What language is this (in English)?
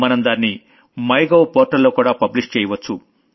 Telugu